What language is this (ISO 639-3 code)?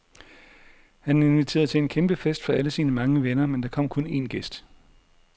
dan